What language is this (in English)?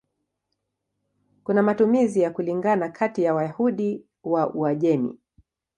Swahili